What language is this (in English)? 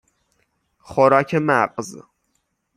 Persian